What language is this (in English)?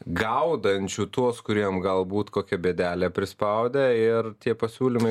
Lithuanian